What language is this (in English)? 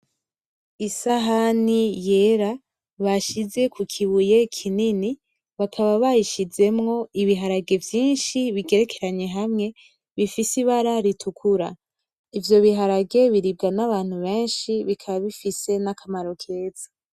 Rundi